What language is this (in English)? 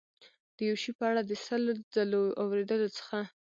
Pashto